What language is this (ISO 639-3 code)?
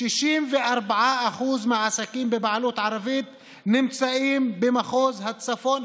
heb